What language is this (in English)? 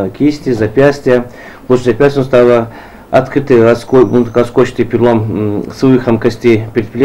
Russian